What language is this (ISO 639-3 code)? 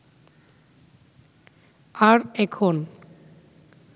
ben